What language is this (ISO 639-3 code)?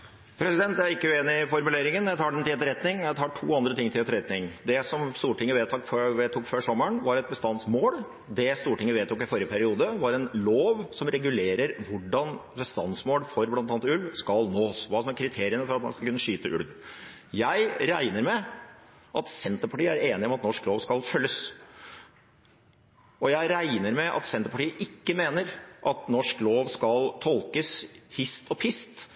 nob